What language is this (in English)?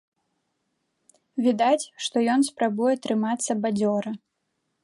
Belarusian